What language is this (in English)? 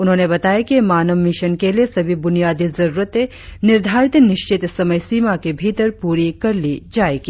Hindi